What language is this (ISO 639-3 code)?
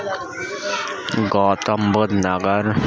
urd